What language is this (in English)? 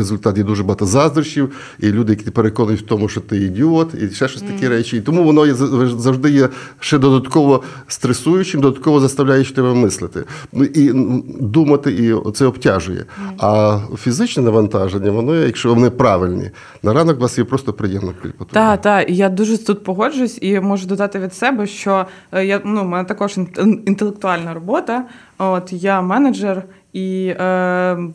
Ukrainian